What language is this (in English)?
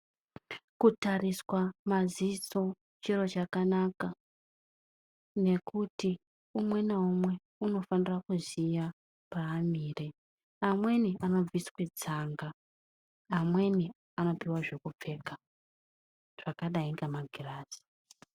Ndau